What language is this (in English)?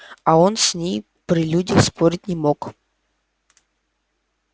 Russian